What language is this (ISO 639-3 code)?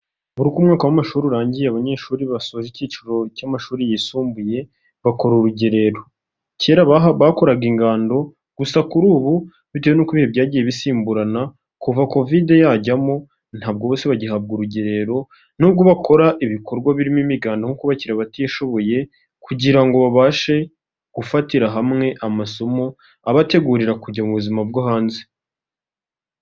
kin